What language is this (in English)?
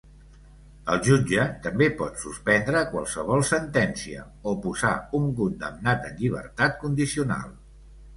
Catalan